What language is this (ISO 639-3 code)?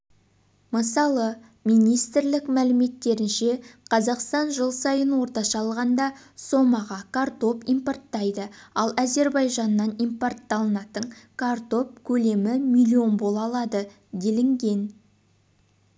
kaz